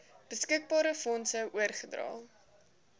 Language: Afrikaans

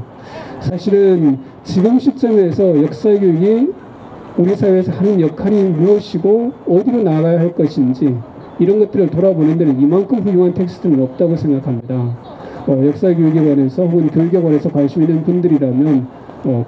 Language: Korean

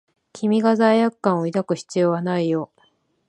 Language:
Japanese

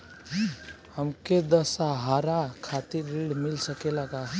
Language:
Bhojpuri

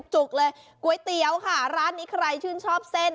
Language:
Thai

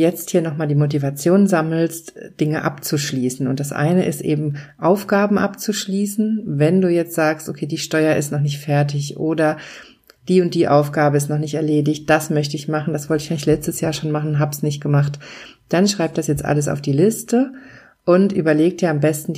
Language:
German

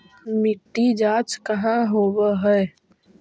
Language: Magahi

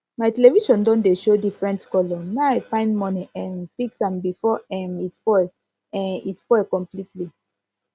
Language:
Nigerian Pidgin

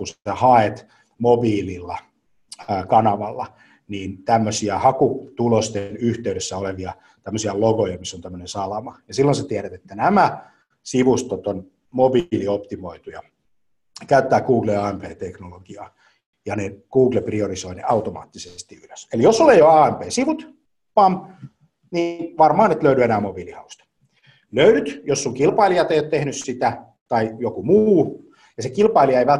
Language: Finnish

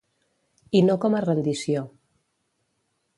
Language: Catalan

